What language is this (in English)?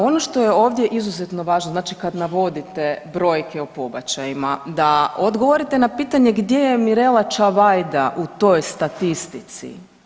Croatian